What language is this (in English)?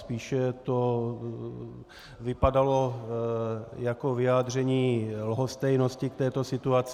Czech